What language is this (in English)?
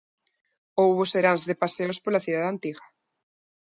Galician